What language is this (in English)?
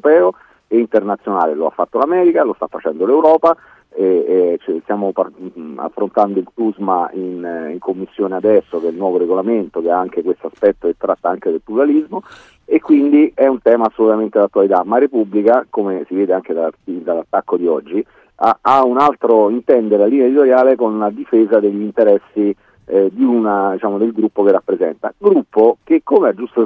Italian